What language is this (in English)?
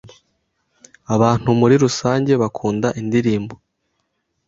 Kinyarwanda